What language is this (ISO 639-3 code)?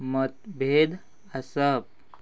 kok